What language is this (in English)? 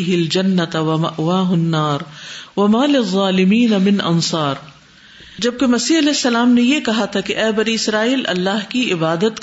Urdu